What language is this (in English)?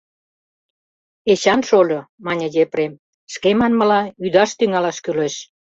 Mari